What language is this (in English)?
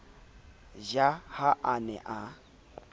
Southern Sotho